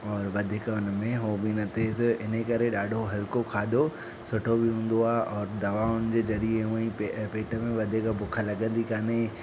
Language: Sindhi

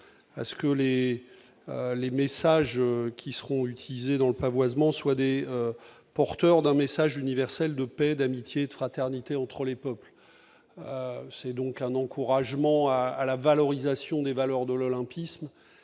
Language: French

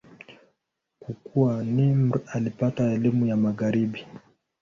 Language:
Swahili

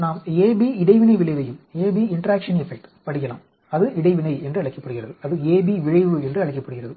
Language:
Tamil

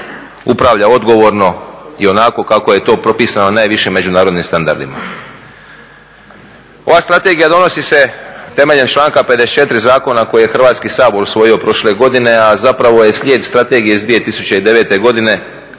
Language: Croatian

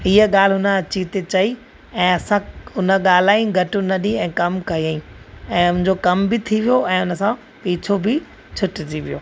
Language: Sindhi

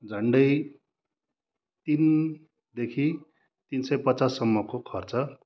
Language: Nepali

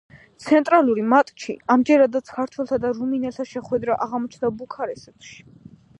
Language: Georgian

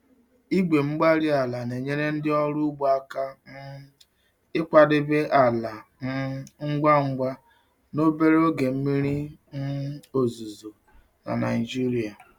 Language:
Igbo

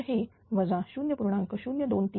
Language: Marathi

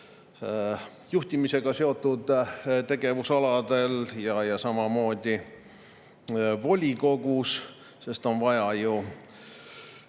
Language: Estonian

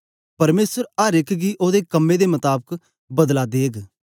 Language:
Dogri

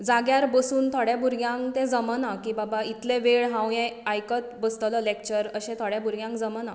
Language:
Konkani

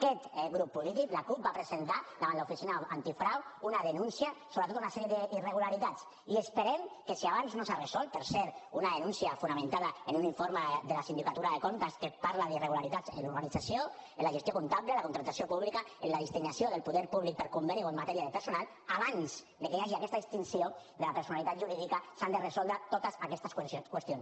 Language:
Catalan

